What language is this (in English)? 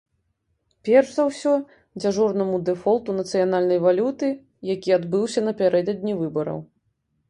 Belarusian